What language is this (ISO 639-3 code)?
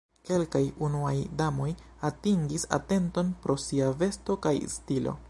epo